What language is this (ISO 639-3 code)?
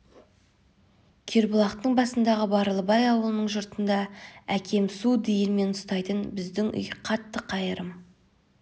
kaz